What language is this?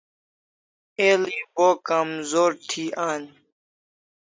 Kalasha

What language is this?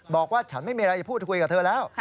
Thai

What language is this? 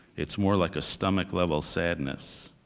English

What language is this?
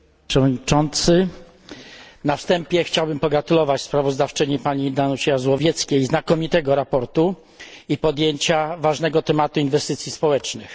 Polish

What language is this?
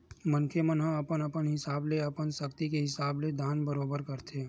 Chhattisgarhi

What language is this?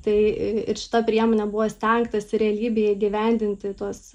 Lithuanian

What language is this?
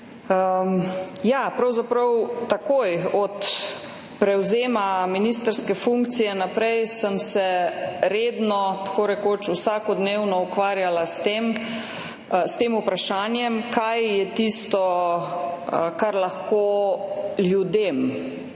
Slovenian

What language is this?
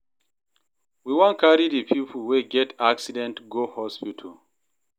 Nigerian Pidgin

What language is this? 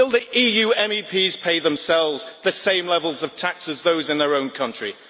English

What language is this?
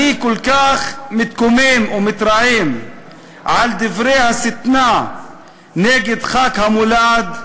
Hebrew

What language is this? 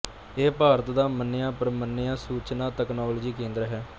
Punjabi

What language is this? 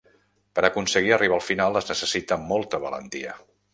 Catalan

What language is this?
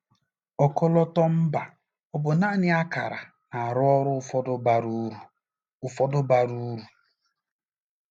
Igbo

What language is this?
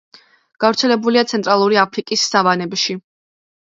Georgian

